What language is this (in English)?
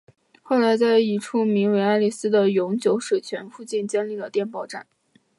Chinese